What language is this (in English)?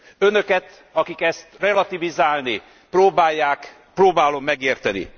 Hungarian